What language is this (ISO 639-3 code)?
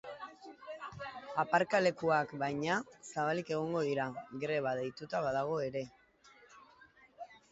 eus